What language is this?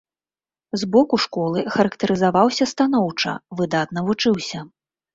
Belarusian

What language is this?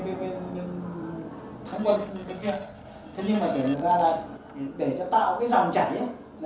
Vietnamese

